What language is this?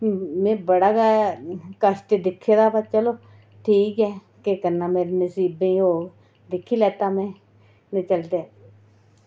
Dogri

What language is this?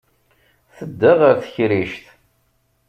Kabyle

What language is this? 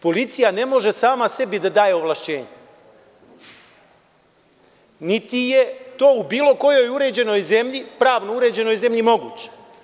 Serbian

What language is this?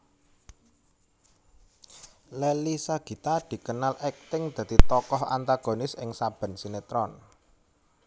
Javanese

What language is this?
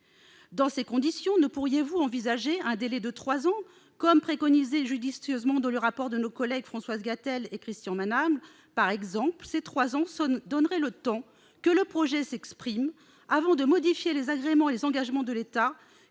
French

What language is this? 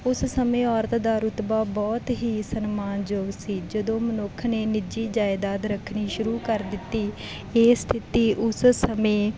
Punjabi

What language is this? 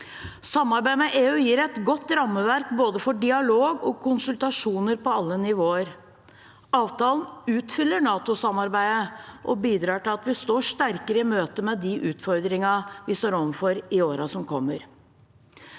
Norwegian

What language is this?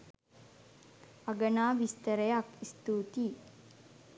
Sinhala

